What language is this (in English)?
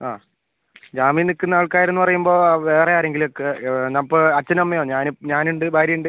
Malayalam